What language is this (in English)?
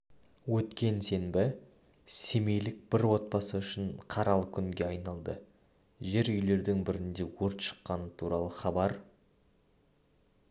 Kazakh